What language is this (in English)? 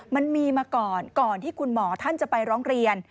Thai